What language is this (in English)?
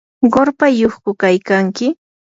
Yanahuanca Pasco Quechua